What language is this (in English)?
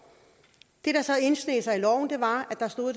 Danish